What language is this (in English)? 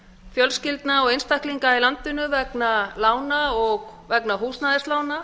Icelandic